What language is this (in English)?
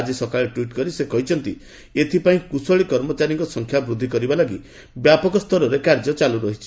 Odia